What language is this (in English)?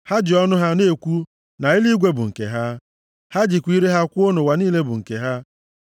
Igbo